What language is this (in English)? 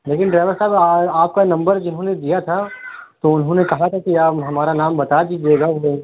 Urdu